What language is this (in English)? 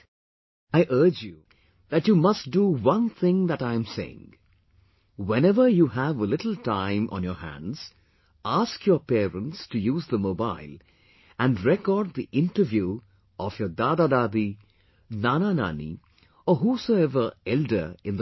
English